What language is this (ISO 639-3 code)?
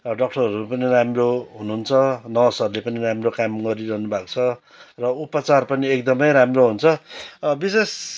nep